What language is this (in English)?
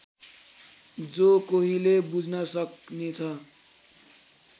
Nepali